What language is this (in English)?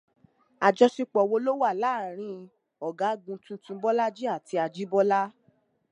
Yoruba